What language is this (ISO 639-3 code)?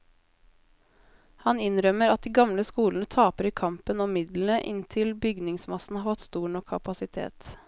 nor